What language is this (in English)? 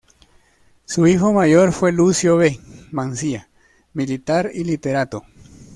Spanish